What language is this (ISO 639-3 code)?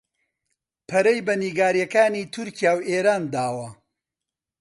ckb